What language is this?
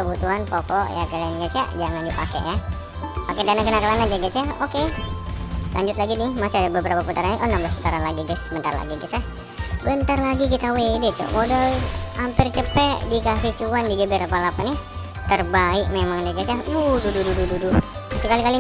Indonesian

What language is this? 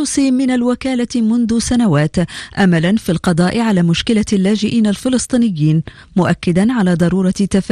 Arabic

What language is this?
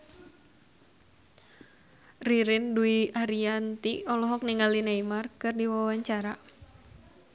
Sundanese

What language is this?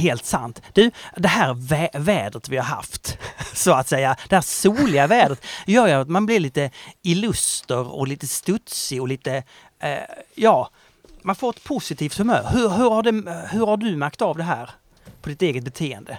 Swedish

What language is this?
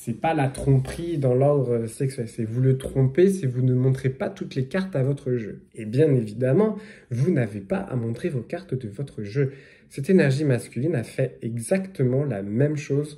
French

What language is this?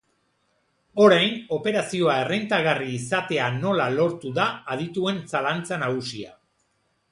Basque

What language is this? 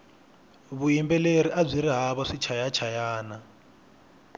Tsonga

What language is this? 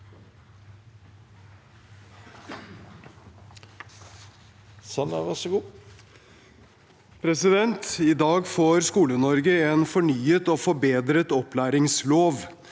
Norwegian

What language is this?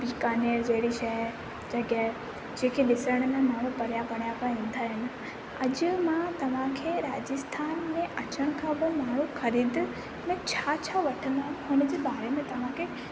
Sindhi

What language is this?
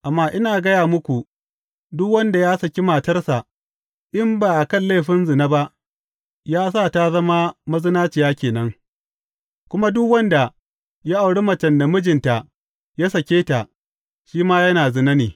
Hausa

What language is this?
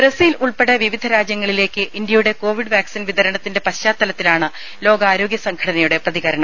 Malayalam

